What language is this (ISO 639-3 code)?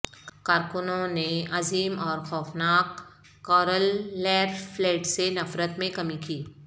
urd